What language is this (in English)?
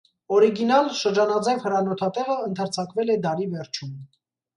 Armenian